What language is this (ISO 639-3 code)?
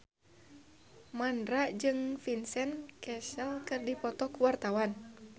sun